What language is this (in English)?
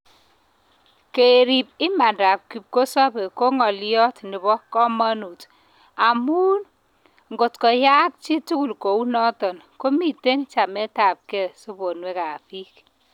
Kalenjin